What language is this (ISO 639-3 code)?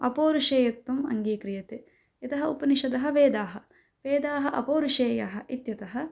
san